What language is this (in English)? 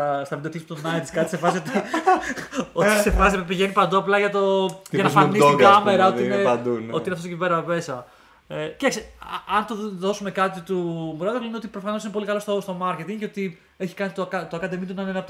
Greek